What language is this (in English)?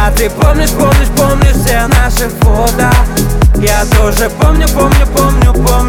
Russian